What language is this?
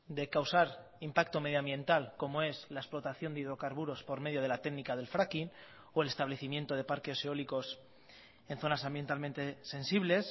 Spanish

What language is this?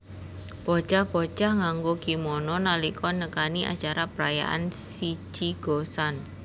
Javanese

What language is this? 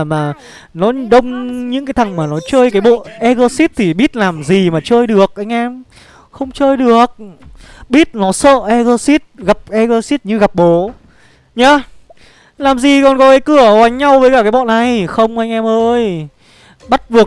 Vietnamese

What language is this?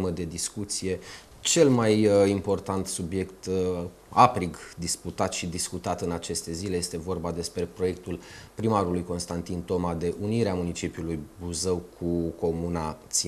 Romanian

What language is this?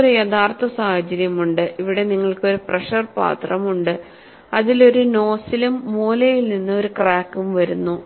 Malayalam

